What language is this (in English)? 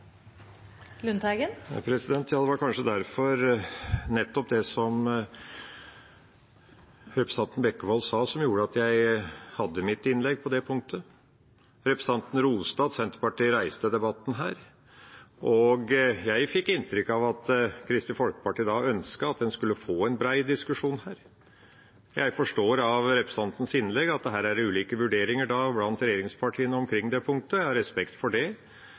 Norwegian Bokmål